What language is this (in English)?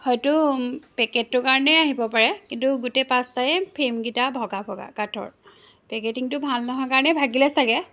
Assamese